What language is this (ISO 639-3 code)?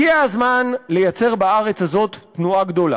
heb